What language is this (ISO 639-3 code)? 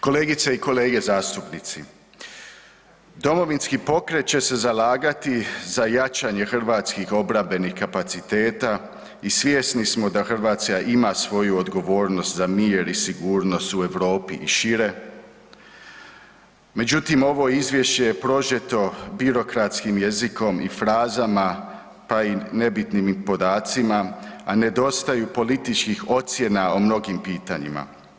hrv